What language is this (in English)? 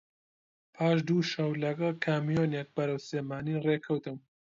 Central Kurdish